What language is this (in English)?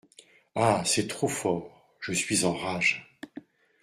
French